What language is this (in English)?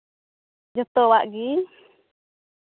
Santali